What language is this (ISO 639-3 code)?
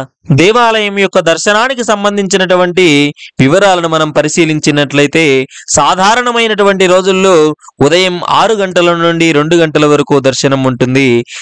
tel